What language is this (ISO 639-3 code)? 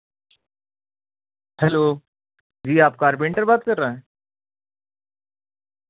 urd